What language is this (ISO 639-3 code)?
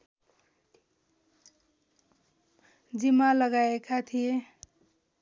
nep